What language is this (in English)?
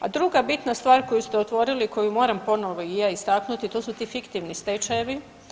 Croatian